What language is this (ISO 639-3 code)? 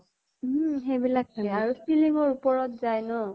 asm